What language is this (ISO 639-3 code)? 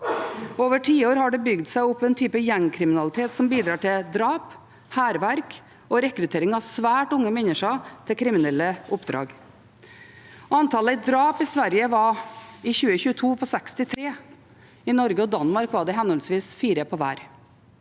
nor